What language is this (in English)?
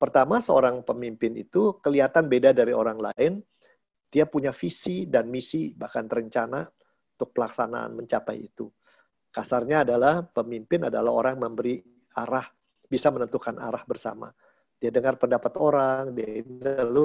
Indonesian